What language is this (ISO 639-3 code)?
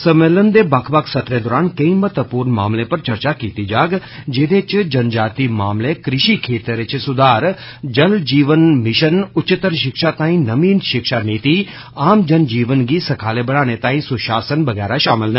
doi